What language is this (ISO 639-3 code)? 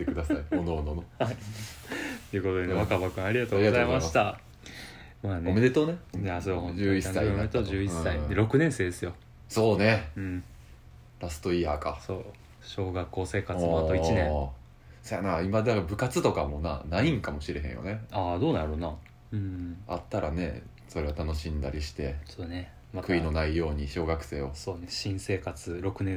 jpn